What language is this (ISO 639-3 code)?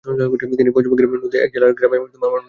ben